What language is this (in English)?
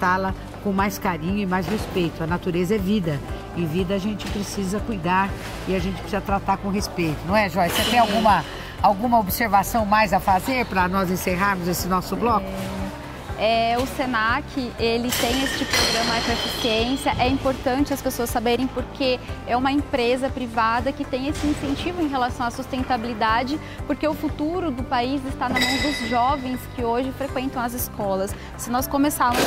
Portuguese